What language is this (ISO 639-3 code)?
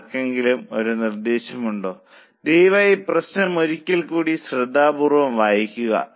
mal